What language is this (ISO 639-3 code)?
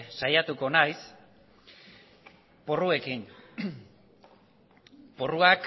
eus